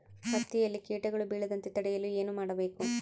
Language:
Kannada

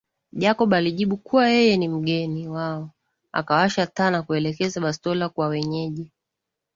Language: Swahili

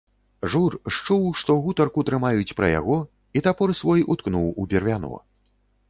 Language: Belarusian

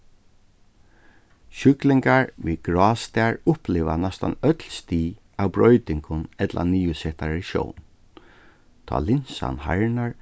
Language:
Faroese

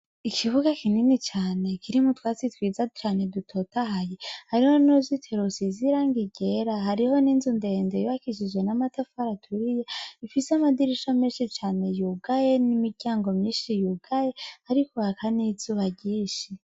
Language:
Rundi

